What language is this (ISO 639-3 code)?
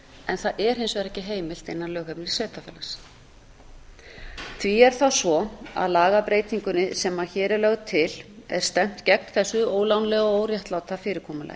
isl